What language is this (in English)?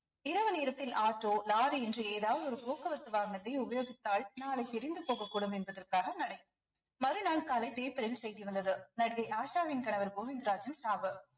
Tamil